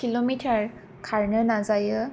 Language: Bodo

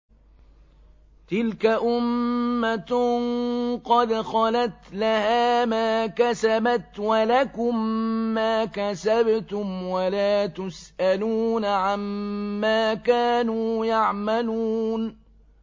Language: Arabic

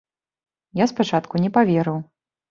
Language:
Belarusian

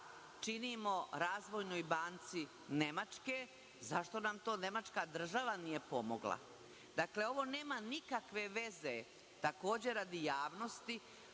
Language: Serbian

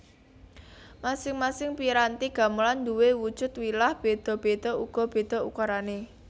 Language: Javanese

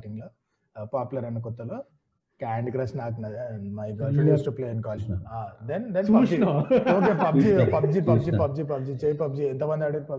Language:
Telugu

